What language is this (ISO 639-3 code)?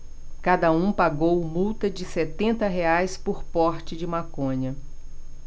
por